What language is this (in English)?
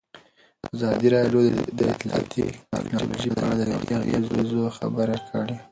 Pashto